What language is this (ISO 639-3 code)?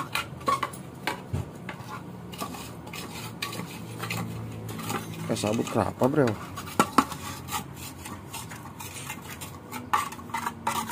ind